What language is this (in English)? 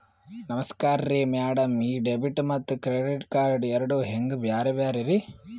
Kannada